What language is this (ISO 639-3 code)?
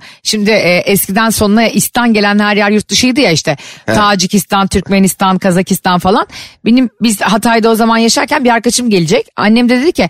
tur